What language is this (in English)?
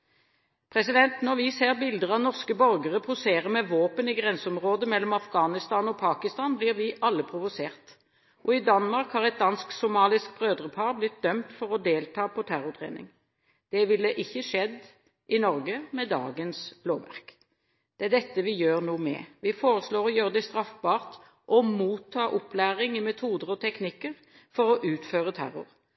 Norwegian Bokmål